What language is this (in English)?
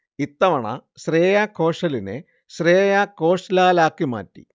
Malayalam